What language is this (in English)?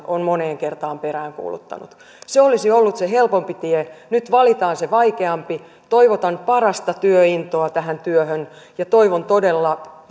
Finnish